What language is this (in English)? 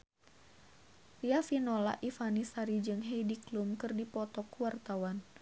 Sundanese